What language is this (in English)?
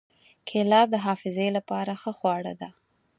Pashto